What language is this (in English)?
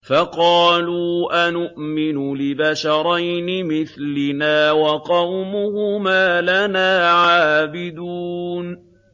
Arabic